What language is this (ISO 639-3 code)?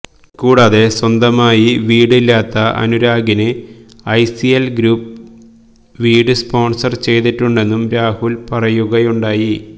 mal